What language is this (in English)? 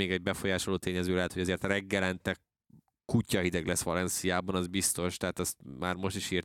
Hungarian